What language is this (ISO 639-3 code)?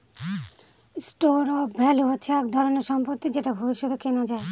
ben